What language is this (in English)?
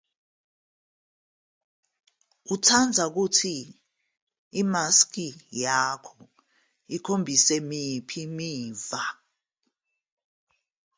Zulu